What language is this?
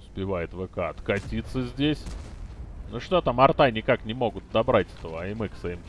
Russian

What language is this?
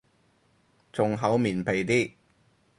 Cantonese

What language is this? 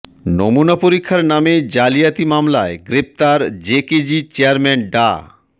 Bangla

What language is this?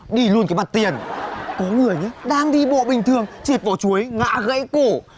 Vietnamese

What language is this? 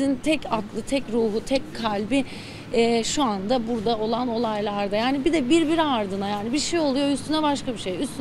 Turkish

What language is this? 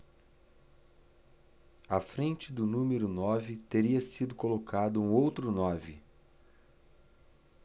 Portuguese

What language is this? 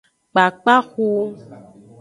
Aja (Benin)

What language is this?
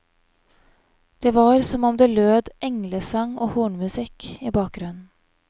Norwegian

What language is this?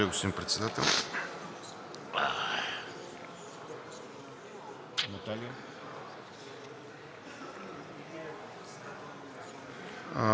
Bulgarian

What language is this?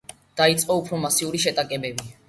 Georgian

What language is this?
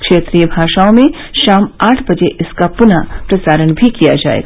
Hindi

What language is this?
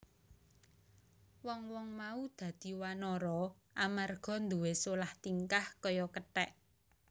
Javanese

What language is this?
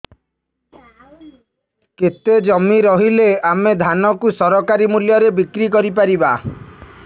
Odia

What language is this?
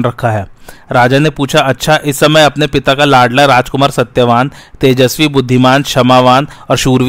Hindi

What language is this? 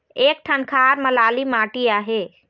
Chhattisgarhi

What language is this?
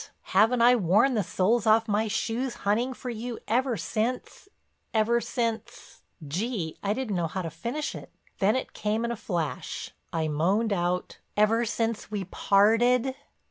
English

